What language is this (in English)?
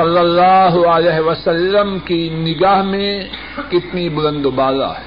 Urdu